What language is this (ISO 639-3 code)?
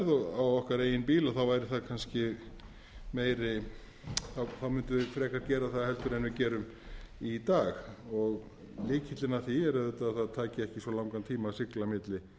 isl